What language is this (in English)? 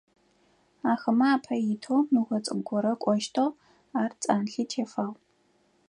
Adyghe